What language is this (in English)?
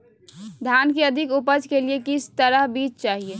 Magahi